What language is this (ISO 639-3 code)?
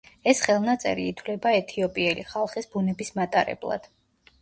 kat